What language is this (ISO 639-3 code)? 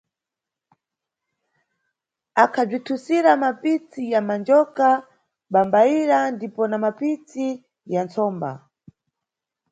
nyu